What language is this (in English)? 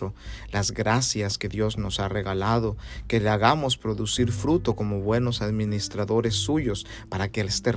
Spanish